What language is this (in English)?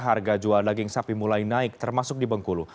Indonesian